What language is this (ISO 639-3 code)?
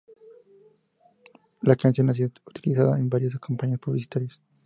spa